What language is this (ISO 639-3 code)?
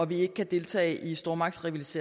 dan